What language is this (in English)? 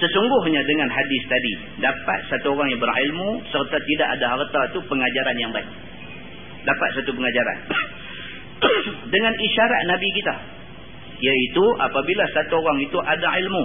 Malay